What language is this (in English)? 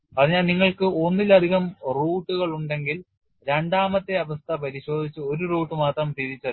Malayalam